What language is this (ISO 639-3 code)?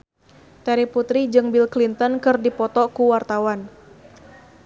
sun